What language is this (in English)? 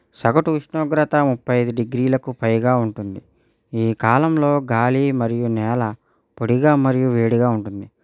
Telugu